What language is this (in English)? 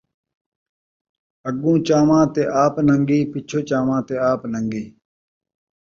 Saraiki